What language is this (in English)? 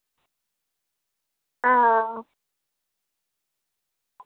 Dogri